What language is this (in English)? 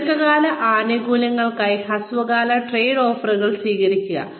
Malayalam